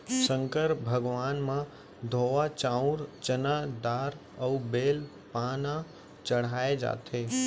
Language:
Chhattisgarhi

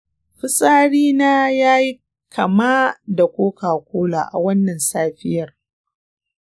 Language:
Hausa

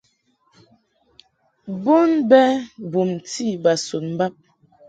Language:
Mungaka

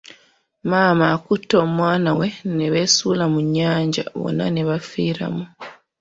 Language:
Ganda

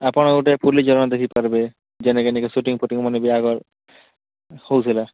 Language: Odia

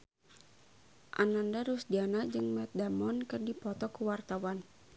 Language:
Sundanese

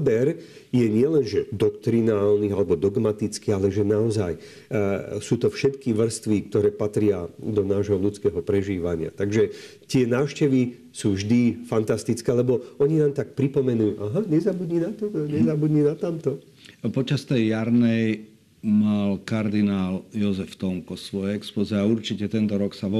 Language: Slovak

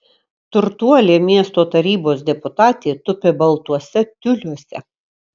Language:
Lithuanian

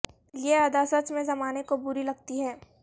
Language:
Urdu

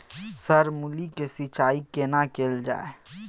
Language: Maithili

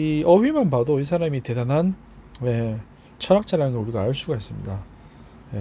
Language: Korean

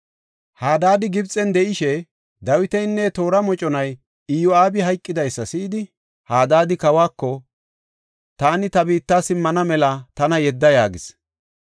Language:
Gofa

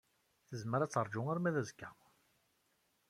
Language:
Kabyle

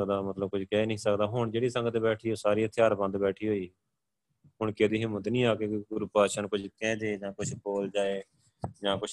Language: Punjabi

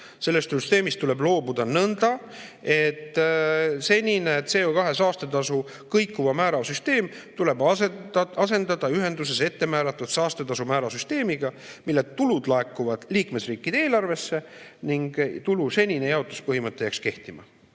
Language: Estonian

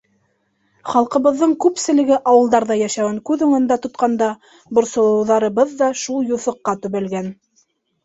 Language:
Bashkir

